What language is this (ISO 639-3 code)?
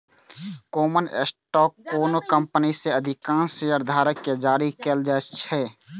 mai